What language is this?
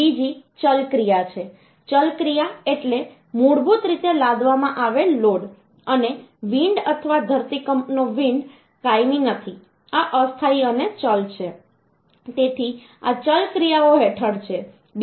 Gujarati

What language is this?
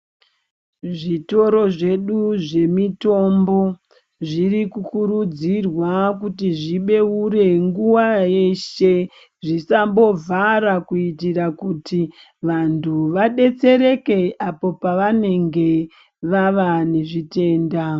Ndau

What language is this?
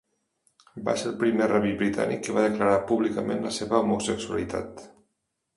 Catalan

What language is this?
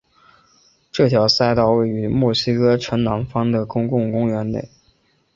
Chinese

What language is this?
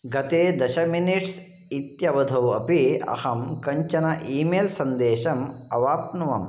Sanskrit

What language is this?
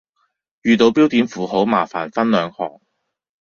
Cantonese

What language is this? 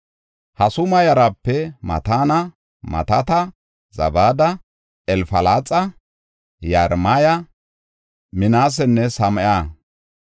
Gofa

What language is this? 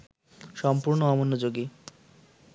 Bangla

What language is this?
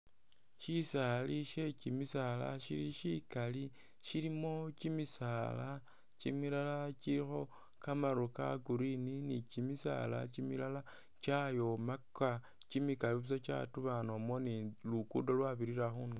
Masaaba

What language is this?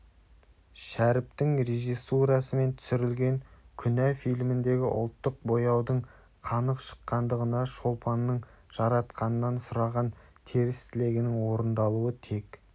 Kazakh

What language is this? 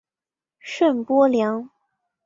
Chinese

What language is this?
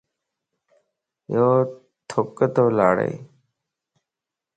Lasi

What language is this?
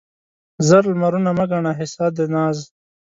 Pashto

